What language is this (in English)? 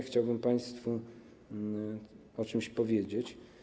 Polish